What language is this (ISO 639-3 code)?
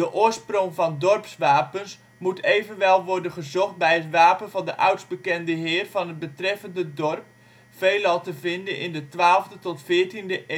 nld